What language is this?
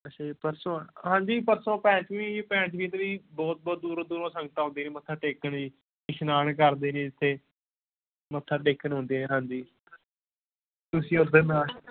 Punjabi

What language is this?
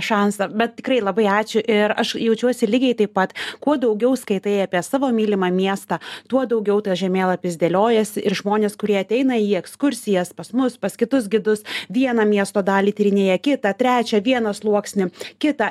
Lithuanian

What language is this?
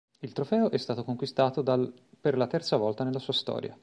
Italian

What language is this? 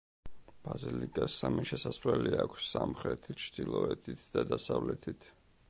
Georgian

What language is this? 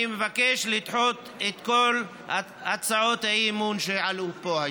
Hebrew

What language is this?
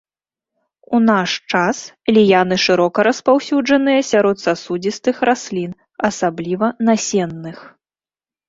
Belarusian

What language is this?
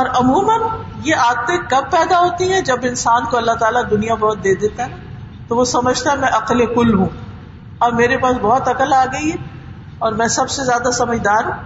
Urdu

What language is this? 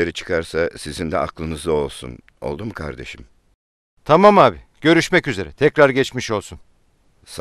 Turkish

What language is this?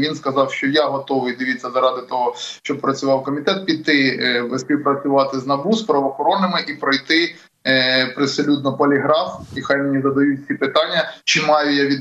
Ukrainian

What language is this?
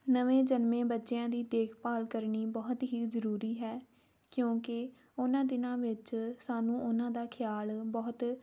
Punjabi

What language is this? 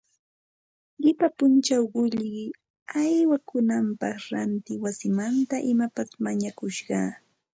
Santa Ana de Tusi Pasco Quechua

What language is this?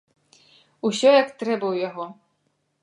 Belarusian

